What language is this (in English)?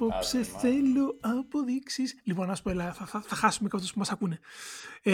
Greek